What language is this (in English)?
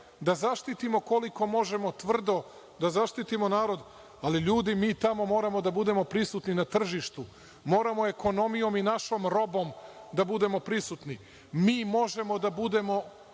Serbian